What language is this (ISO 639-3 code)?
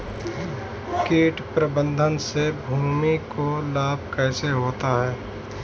hin